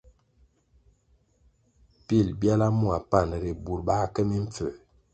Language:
Kwasio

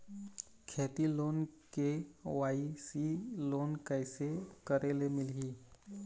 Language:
Chhattisgarhi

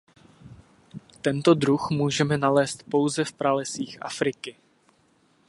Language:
Czech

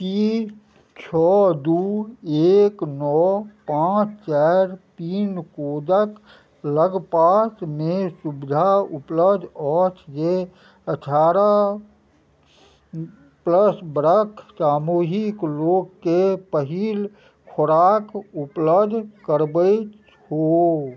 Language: Maithili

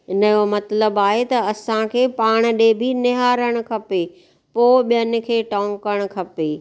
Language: Sindhi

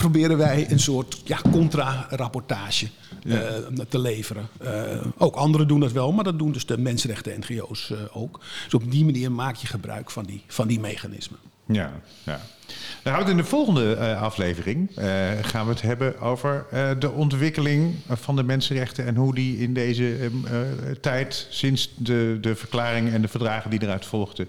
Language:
Dutch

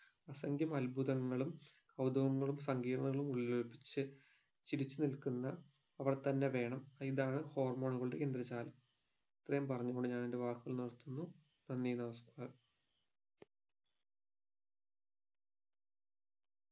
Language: Malayalam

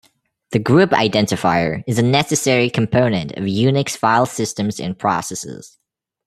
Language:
English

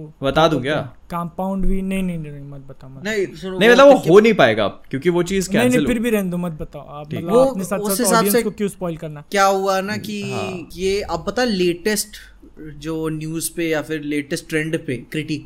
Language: Hindi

